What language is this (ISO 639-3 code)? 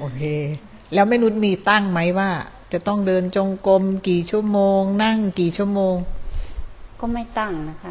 tha